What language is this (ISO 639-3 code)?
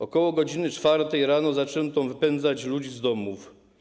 pol